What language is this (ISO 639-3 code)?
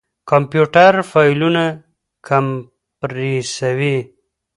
pus